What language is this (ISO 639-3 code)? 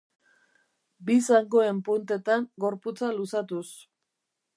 eus